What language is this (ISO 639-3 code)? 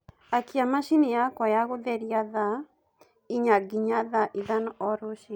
kik